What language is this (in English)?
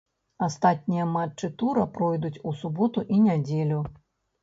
Belarusian